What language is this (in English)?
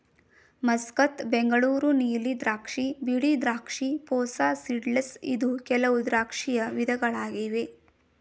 Kannada